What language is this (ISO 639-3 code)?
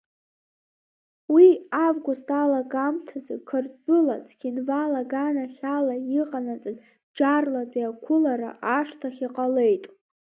abk